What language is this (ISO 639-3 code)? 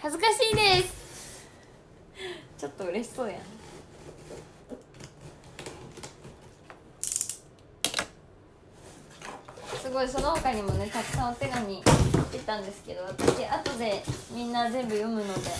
jpn